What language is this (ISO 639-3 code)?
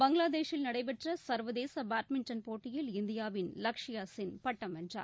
tam